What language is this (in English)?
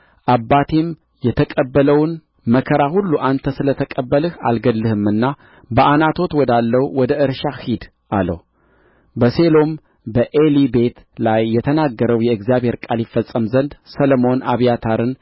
Amharic